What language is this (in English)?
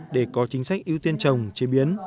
Vietnamese